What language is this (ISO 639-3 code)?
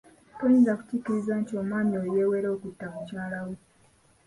lug